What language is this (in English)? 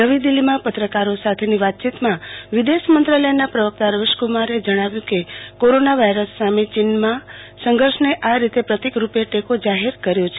Gujarati